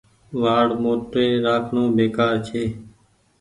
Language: Goaria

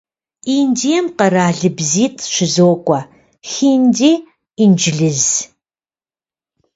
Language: Kabardian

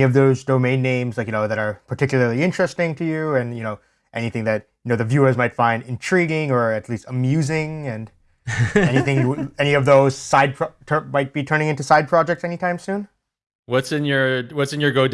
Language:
English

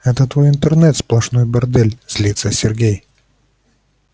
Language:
Russian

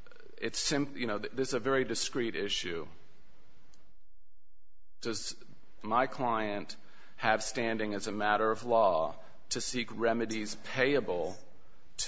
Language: English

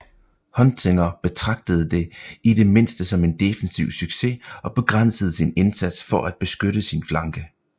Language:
Danish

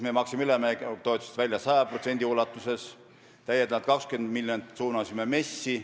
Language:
Estonian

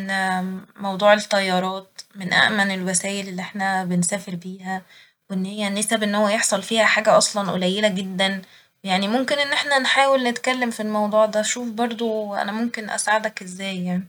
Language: Egyptian Arabic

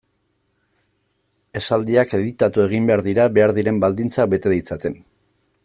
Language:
Basque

